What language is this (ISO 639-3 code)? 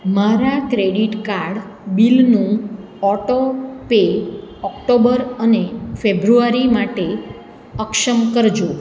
guj